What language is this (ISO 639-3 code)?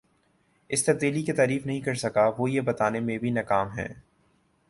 urd